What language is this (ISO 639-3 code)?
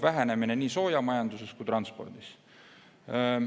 est